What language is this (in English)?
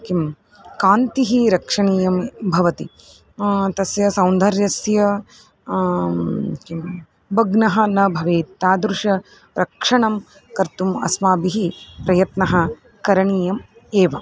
Sanskrit